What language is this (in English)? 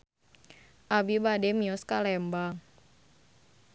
Sundanese